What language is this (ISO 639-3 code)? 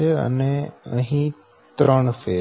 guj